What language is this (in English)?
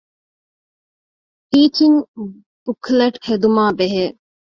Divehi